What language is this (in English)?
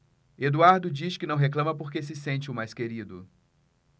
Portuguese